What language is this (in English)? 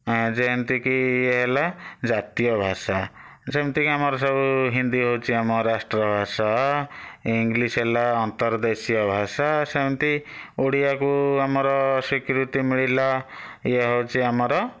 Odia